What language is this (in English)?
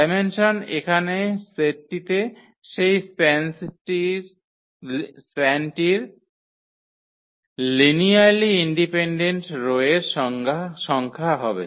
Bangla